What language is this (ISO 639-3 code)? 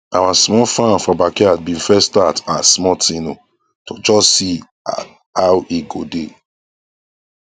pcm